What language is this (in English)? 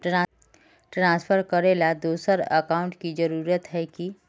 Magahi